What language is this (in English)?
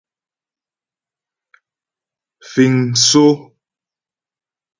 Ghomala